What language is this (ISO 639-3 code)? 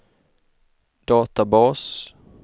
swe